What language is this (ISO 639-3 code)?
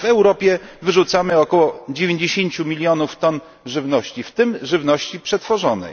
pol